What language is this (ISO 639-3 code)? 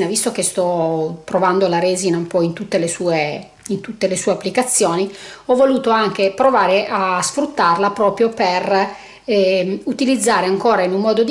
ita